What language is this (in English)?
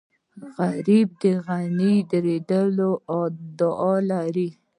Pashto